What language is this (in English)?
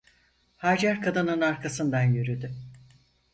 Turkish